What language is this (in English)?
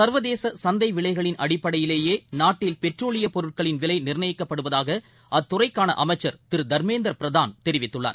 Tamil